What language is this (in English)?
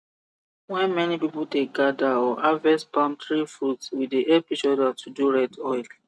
Nigerian Pidgin